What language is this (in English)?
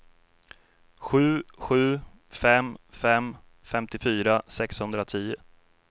Swedish